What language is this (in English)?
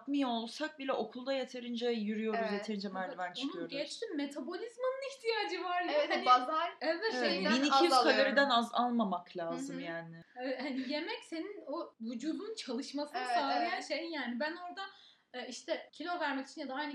Turkish